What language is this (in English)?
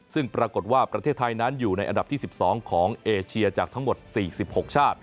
Thai